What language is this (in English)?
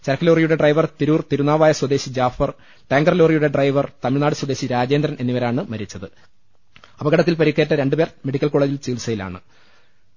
Malayalam